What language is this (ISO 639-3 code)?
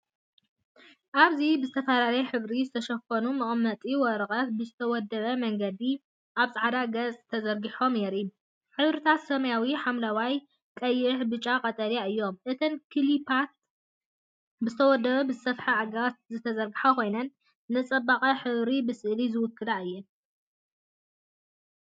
tir